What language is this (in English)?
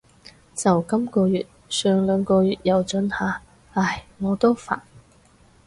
Cantonese